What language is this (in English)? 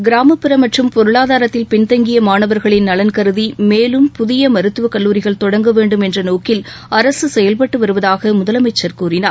Tamil